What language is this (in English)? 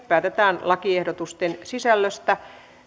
Finnish